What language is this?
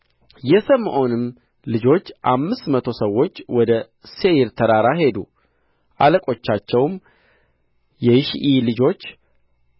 Amharic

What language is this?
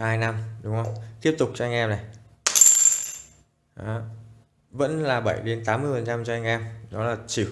Vietnamese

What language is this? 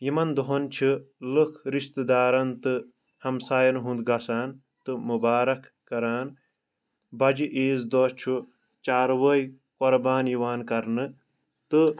Kashmiri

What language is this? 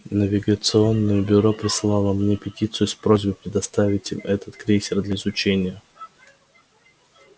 Russian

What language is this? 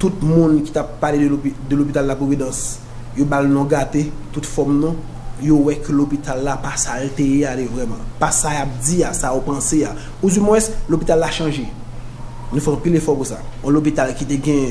French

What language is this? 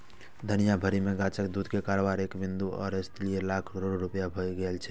Maithili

